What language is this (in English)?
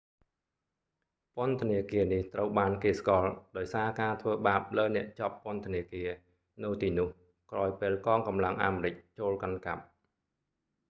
Khmer